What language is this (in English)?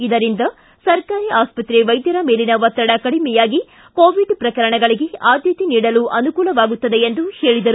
Kannada